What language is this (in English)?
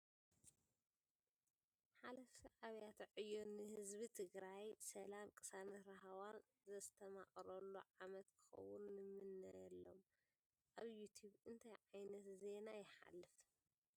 Tigrinya